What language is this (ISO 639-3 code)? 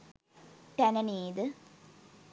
sin